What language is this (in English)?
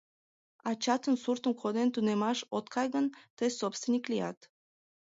Mari